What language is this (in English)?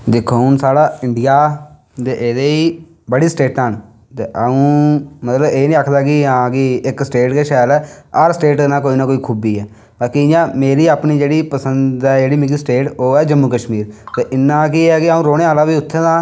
Dogri